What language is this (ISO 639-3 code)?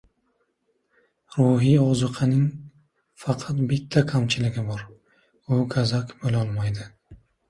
uzb